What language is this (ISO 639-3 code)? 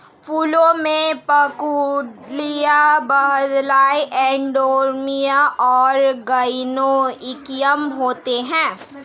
hin